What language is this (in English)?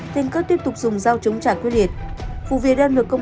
Vietnamese